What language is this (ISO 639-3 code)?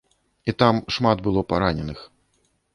bel